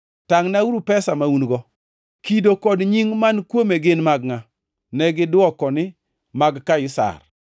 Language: Luo (Kenya and Tanzania)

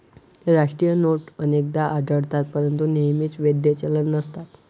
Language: Marathi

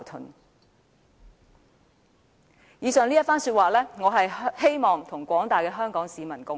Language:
Cantonese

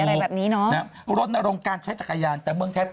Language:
Thai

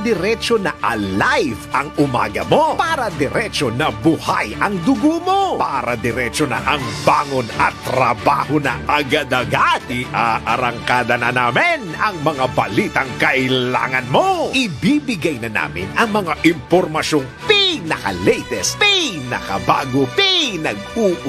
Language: Filipino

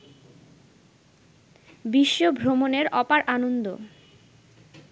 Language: Bangla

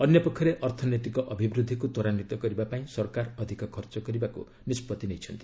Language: Odia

